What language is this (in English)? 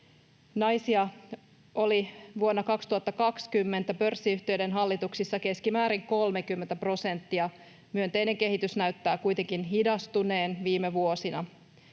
Finnish